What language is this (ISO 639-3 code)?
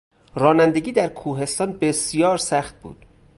fas